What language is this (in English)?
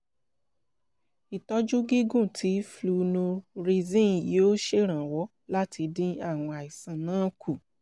Yoruba